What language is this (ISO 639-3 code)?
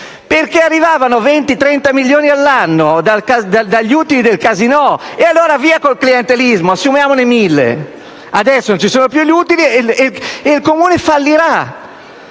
ita